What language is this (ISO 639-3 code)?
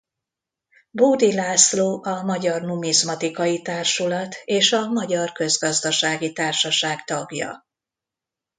hun